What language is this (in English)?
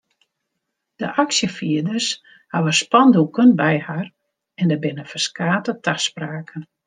Western Frisian